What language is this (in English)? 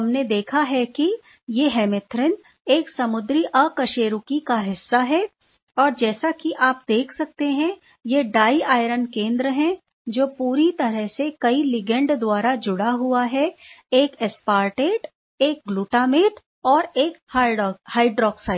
Hindi